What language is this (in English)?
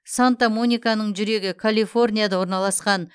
Kazakh